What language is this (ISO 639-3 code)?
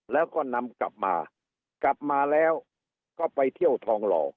tha